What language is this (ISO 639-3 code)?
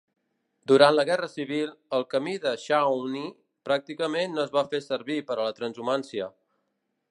cat